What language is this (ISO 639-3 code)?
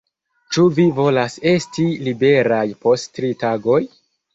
epo